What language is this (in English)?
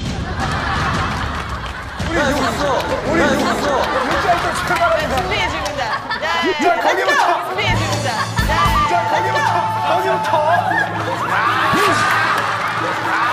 Korean